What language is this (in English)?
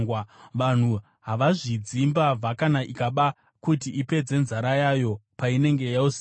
Shona